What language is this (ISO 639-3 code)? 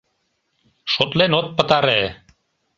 chm